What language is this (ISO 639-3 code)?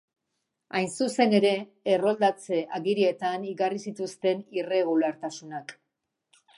eus